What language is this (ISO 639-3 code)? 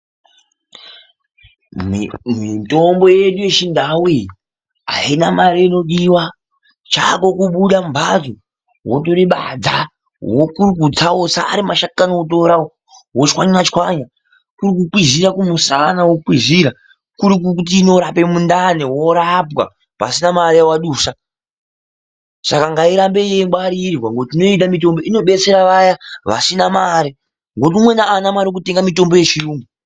ndc